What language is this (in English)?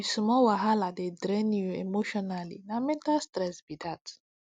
Nigerian Pidgin